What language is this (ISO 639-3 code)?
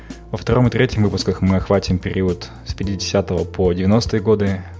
kaz